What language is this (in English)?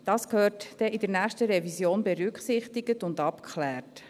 Swiss German